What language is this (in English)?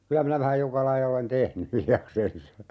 Finnish